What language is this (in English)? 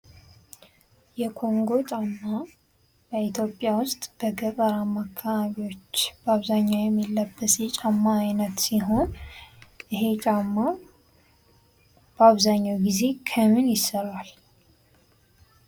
Amharic